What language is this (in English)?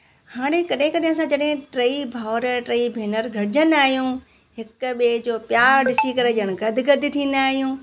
Sindhi